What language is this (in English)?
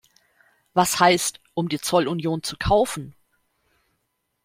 German